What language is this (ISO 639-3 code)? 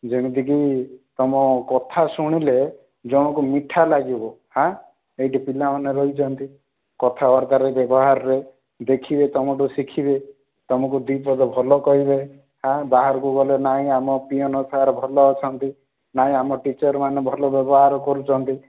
ori